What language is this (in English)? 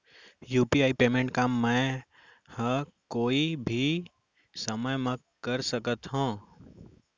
Chhattisgarhi